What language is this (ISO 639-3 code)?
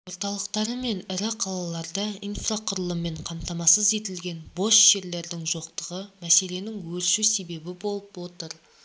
kaz